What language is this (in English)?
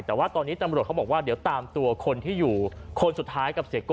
Thai